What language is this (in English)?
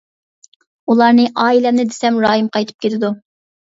Uyghur